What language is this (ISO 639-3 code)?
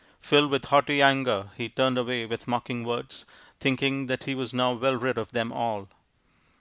eng